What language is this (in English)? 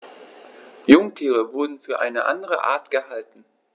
German